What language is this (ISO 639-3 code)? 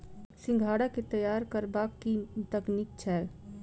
mai